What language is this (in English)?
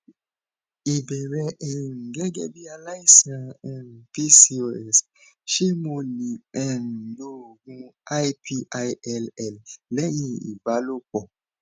Yoruba